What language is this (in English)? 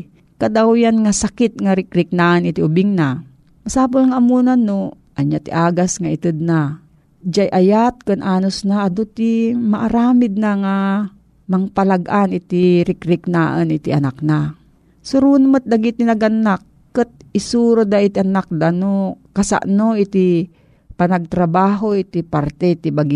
Filipino